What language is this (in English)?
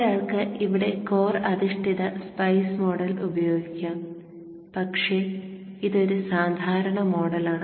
Malayalam